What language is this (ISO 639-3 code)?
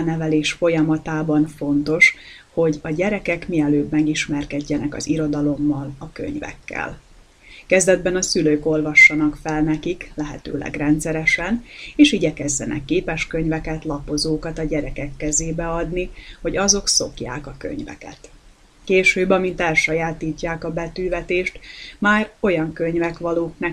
hun